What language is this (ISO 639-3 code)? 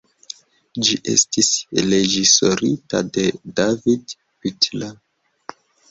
epo